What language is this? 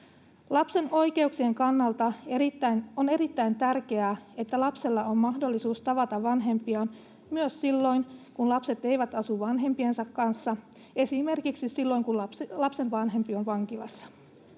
Finnish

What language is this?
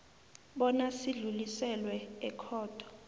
South Ndebele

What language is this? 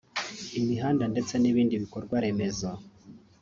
Kinyarwanda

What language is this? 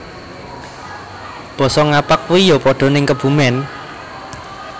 Javanese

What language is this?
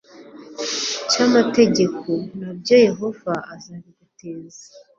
Kinyarwanda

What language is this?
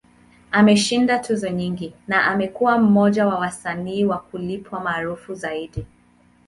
Swahili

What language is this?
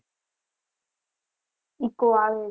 Gujarati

